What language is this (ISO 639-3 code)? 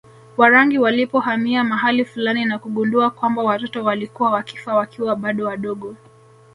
swa